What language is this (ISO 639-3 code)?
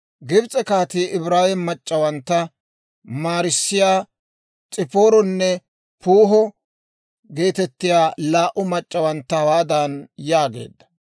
dwr